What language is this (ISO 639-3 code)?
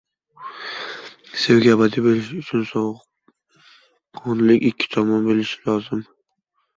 uzb